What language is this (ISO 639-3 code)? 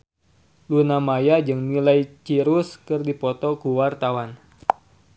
sun